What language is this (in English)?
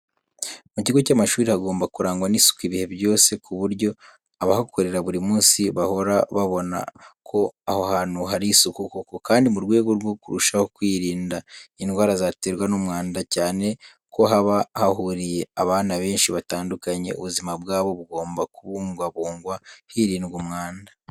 Kinyarwanda